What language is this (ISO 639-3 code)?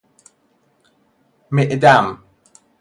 fas